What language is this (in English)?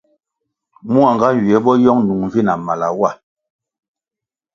Kwasio